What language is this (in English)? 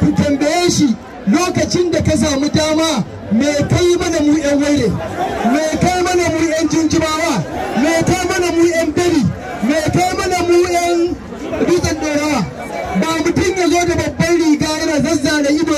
Arabic